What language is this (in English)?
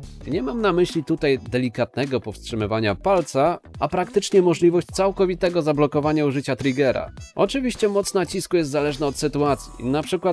Polish